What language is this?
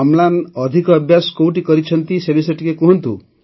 Odia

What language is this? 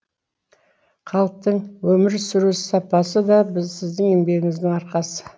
Kazakh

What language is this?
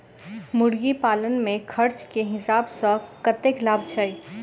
Maithili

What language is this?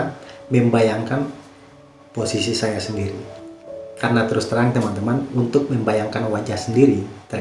Indonesian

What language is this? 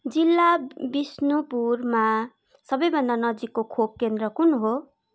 Nepali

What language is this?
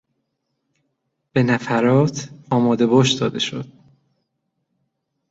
Persian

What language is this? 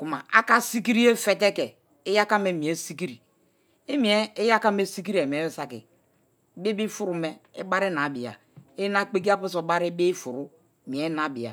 Kalabari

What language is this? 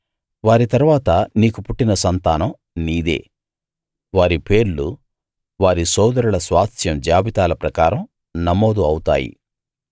Telugu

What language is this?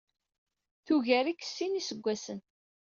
Kabyle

